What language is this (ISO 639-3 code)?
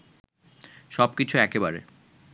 ben